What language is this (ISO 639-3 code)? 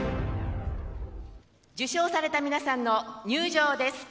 jpn